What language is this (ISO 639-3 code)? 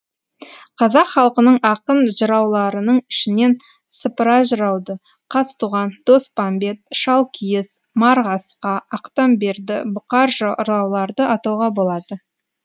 kaz